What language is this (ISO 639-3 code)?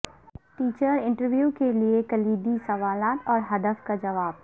urd